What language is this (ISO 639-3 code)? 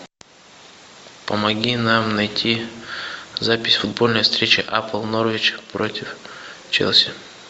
rus